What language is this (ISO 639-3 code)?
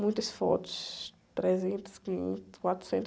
por